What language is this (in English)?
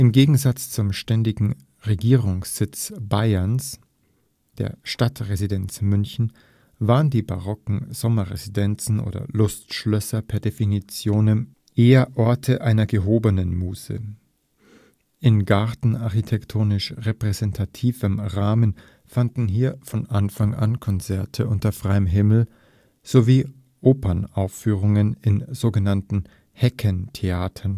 German